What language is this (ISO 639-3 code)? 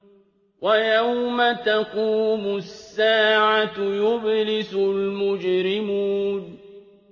ara